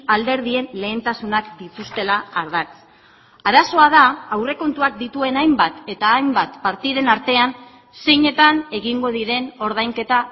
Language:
Basque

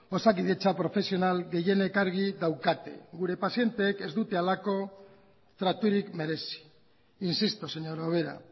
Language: Basque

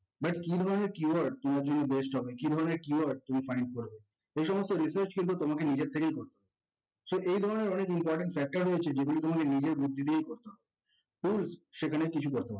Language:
Bangla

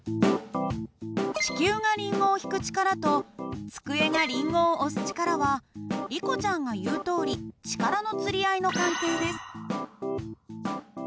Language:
Japanese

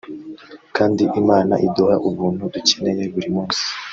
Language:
Kinyarwanda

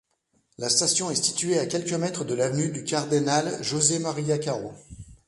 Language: French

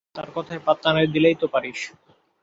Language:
Bangla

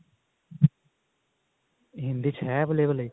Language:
Punjabi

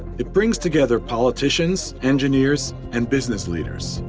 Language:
English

